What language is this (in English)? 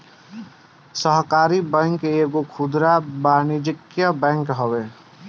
Bhojpuri